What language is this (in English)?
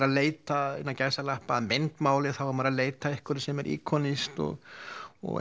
Icelandic